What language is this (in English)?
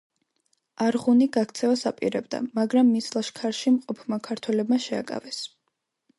Georgian